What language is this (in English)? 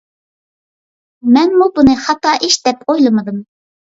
Uyghur